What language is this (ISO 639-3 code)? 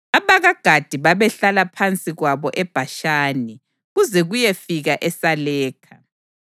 nde